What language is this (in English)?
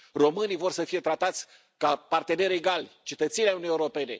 Romanian